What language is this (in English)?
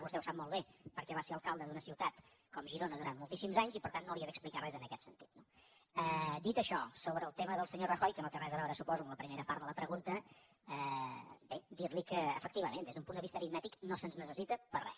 Catalan